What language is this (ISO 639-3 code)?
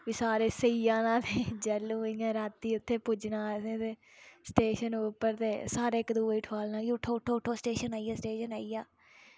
doi